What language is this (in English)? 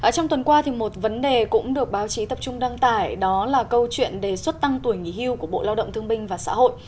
Vietnamese